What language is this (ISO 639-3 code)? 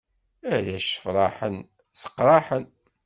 kab